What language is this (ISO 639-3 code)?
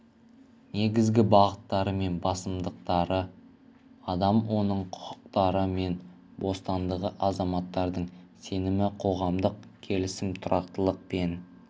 kaz